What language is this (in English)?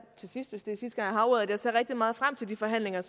Danish